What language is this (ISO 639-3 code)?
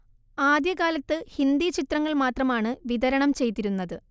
mal